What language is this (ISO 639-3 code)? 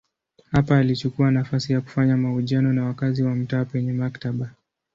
swa